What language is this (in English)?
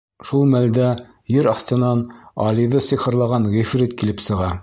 Bashkir